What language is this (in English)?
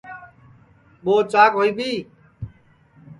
Sansi